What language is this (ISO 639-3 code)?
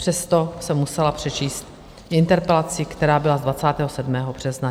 ces